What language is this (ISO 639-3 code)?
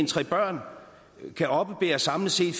dan